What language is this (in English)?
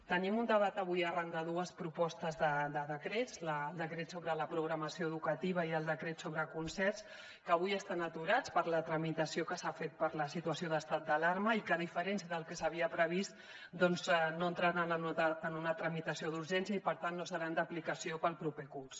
Catalan